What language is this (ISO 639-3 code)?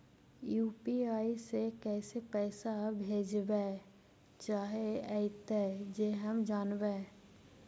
mag